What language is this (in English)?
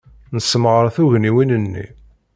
Kabyle